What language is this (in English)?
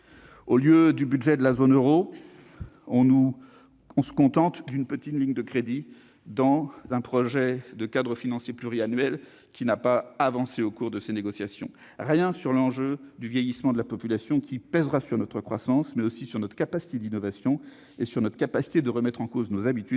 French